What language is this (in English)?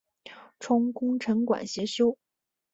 Chinese